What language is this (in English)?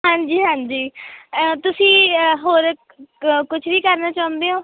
Punjabi